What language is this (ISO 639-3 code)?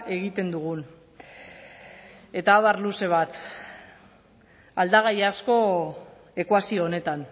eus